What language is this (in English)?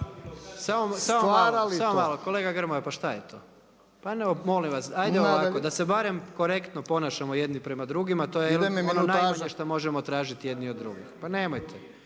Croatian